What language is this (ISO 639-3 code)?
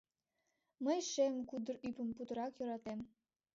chm